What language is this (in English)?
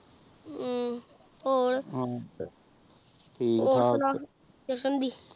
Punjabi